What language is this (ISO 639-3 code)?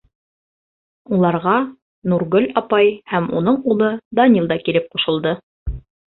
bak